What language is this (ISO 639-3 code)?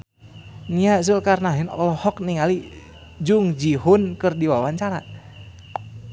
sun